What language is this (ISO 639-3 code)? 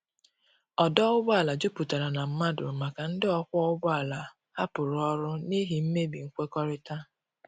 ibo